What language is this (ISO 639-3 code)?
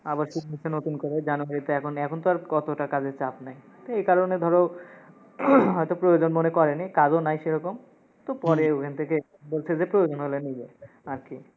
ben